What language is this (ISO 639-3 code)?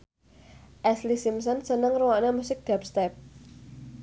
jav